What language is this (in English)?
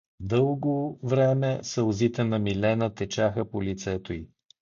Bulgarian